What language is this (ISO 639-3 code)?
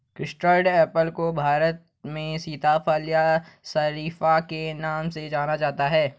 hin